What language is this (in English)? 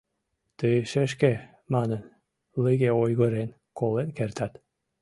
Mari